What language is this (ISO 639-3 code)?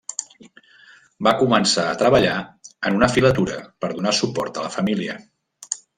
cat